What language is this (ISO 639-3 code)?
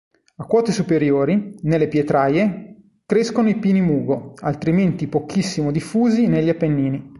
ita